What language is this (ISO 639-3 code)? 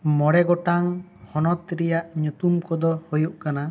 sat